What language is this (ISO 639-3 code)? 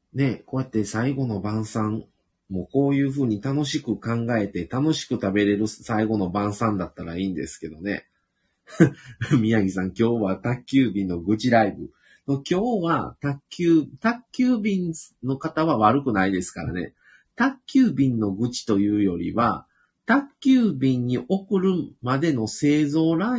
jpn